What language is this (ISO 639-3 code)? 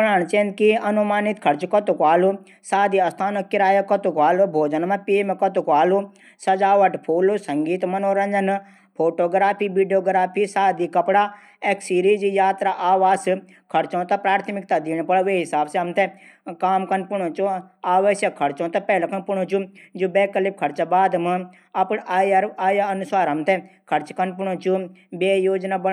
gbm